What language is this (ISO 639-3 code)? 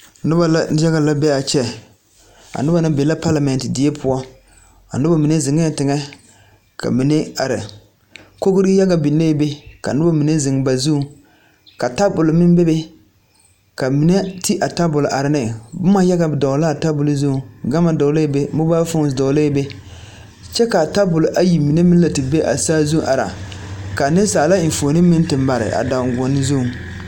dga